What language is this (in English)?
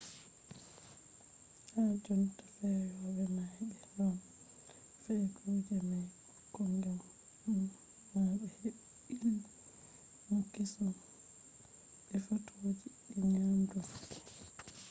Fula